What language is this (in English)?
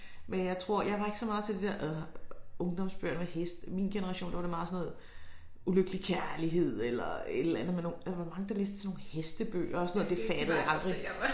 Danish